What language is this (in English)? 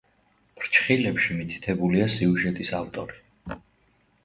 Georgian